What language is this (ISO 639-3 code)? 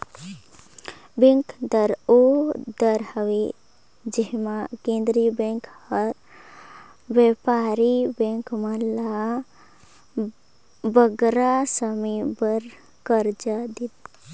hne